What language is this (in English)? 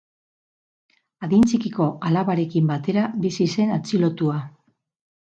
Basque